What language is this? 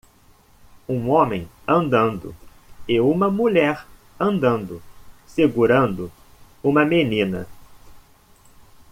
Portuguese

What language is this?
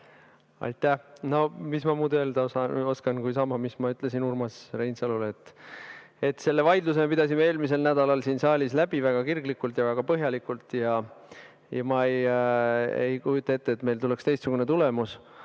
Estonian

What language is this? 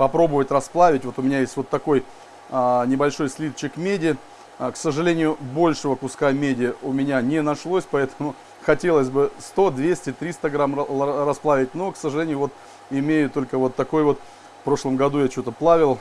Russian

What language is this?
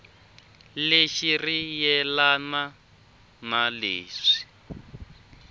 Tsonga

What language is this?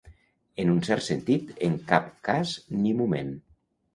Catalan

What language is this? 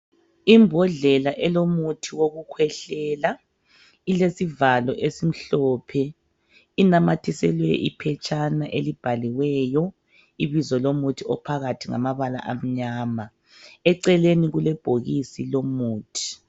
North Ndebele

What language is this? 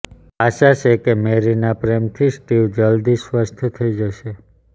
Gujarati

